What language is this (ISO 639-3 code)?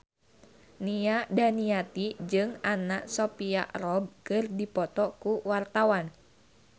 sun